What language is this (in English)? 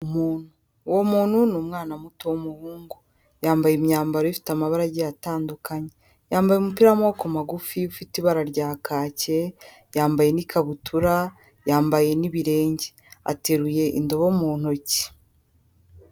Kinyarwanda